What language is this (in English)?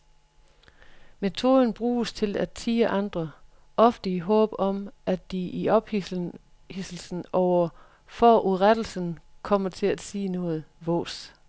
Danish